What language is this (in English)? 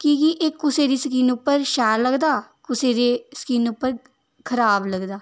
Dogri